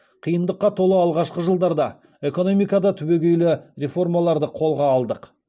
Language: Kazakh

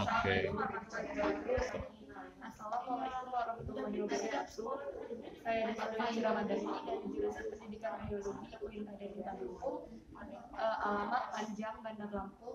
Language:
Indonesian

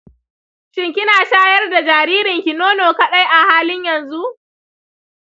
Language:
Hausa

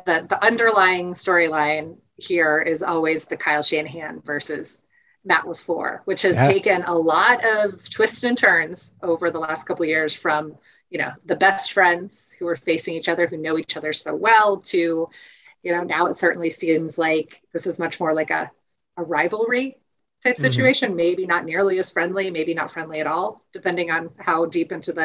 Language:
English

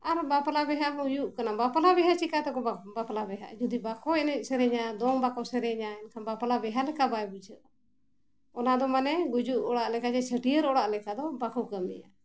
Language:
Santali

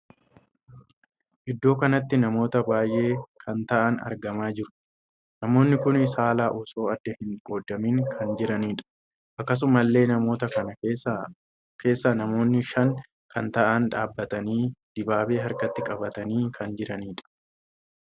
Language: Oromo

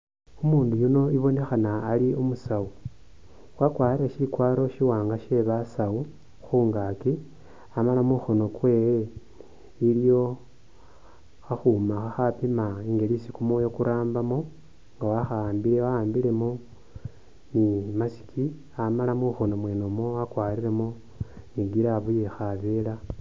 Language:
Masaaba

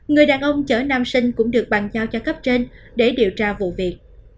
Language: Vietnamese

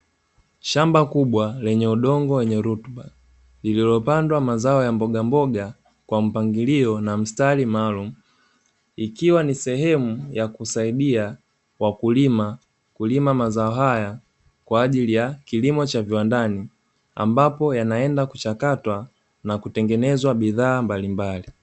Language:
Swahili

